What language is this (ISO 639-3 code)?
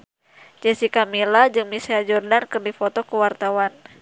sun